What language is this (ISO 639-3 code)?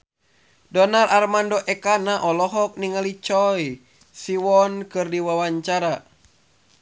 sun